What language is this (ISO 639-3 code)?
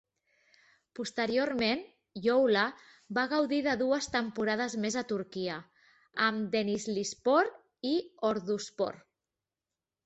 cat